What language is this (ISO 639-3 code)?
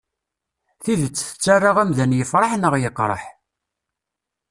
kab